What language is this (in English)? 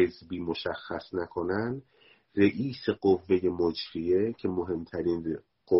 Persian